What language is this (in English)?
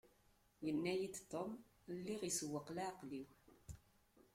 Kabyle